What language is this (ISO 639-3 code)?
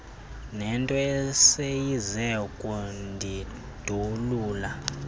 xho